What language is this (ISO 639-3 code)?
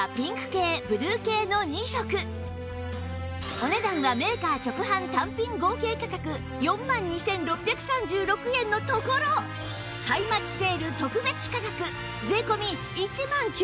jpn